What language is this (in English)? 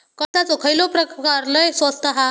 Marathi